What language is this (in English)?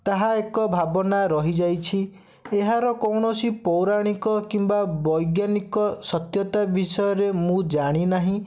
Odia